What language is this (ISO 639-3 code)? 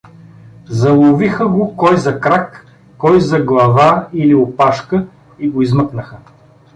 bul